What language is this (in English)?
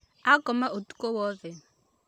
Kikuyu